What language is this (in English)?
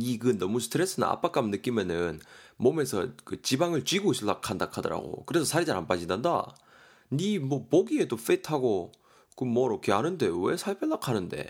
Korean